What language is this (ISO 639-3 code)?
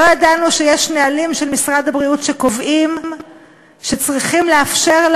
heb